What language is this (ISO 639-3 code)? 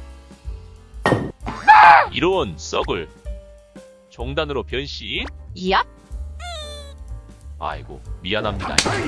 kor